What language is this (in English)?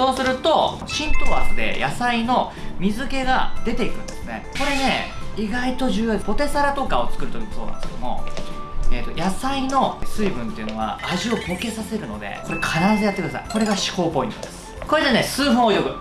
Japanese